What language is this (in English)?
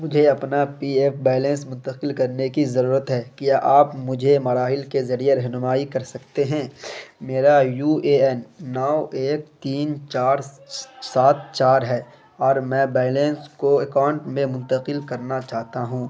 Urdu